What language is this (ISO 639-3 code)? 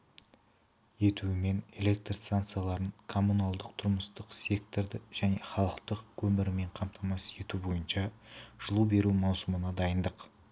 kaz